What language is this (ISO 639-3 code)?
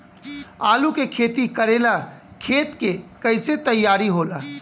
bho